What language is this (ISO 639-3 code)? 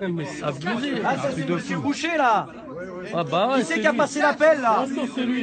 fra